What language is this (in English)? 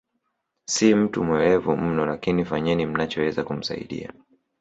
Swahili